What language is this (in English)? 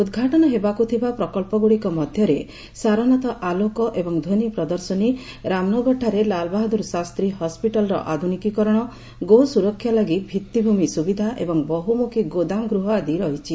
Odia